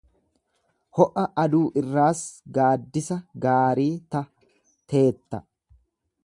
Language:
Oromo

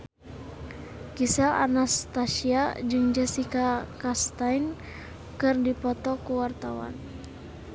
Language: Sundanese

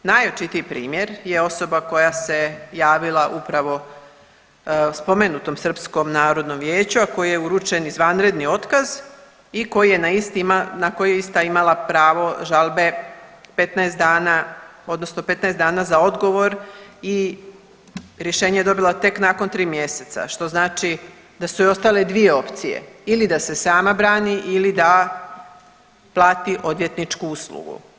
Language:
Croatian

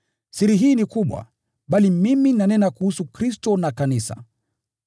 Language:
Swahili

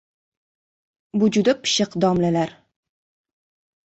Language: Uzbek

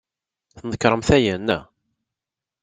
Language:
Kabyle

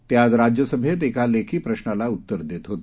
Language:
Marathi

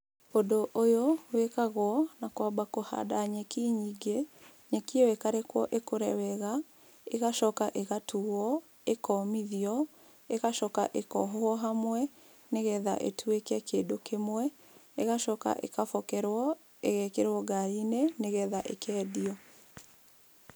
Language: Kikuyu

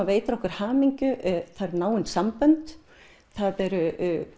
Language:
Icelandic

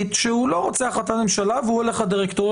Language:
Hebrew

